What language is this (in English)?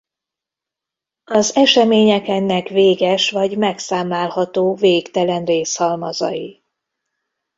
Hungarian